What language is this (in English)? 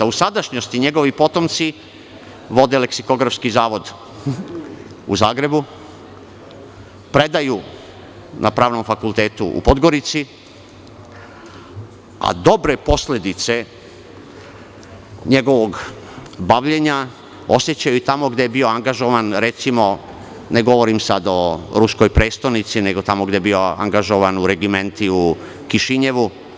Serbian